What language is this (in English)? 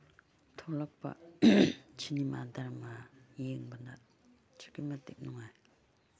Manipuri